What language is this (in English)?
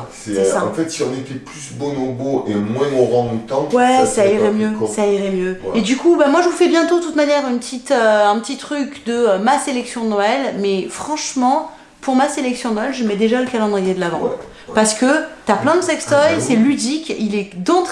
French